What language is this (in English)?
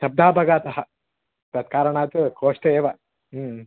Sanskrit